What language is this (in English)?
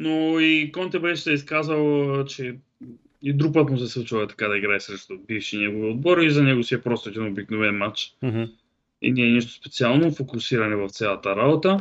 Bulgarian